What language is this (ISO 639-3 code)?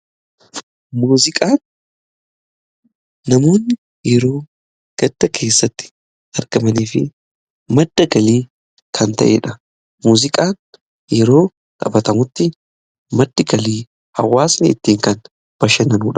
orm